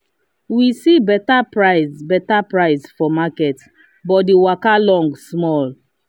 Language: Nigerian Pidgin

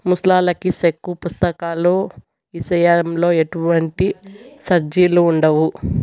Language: Telugu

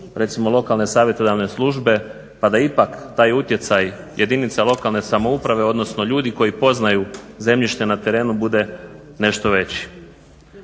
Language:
Croatian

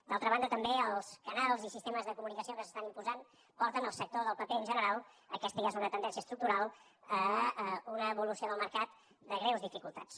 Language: Catalan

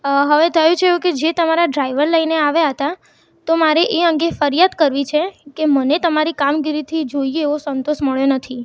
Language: Gujarati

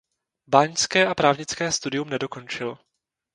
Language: Czech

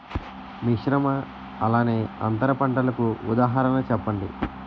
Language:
Telugu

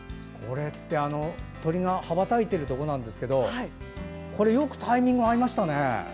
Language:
Japanese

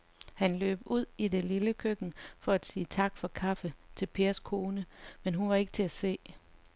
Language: Danish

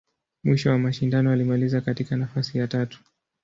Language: Swahili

